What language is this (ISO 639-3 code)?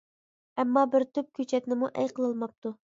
uig